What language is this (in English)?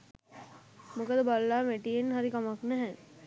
Sinhala